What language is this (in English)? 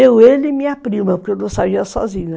Portuguese